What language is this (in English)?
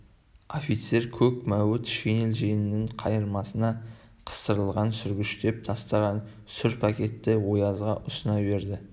Kazakh